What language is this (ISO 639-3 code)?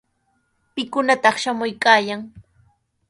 qws